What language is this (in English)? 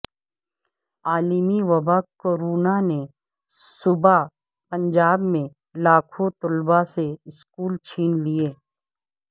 Urdu